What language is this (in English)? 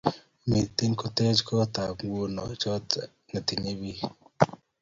Kalenjin